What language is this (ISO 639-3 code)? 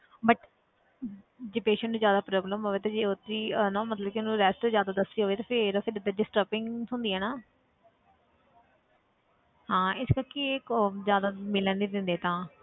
pan